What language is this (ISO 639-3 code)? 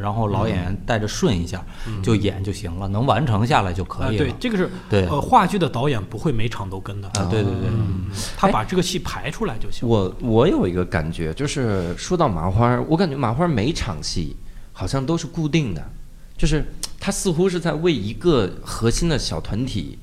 zho